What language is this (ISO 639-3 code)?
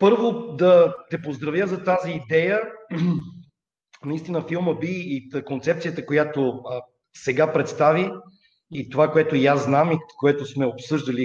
bul